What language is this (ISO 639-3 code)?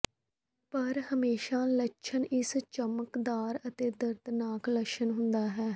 pan